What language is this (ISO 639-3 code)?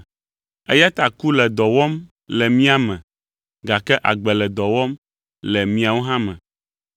ewe